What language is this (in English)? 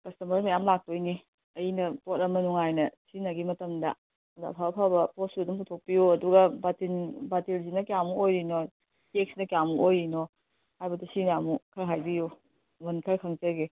Manipuri